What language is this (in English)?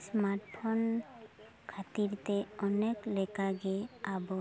Santali